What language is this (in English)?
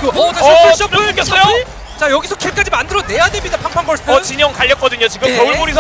Korean